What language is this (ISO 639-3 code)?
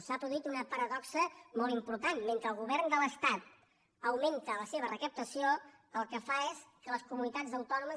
cat